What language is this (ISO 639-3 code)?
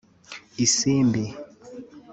kin